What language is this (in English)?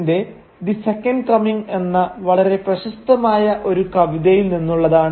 Malayalam